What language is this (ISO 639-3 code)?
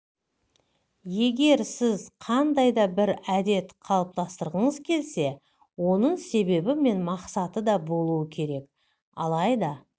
kaz